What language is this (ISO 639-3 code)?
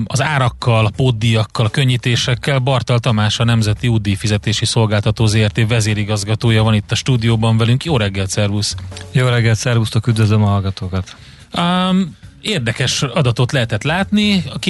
hun